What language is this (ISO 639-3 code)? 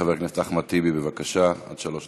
heb